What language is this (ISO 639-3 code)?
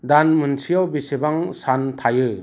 brx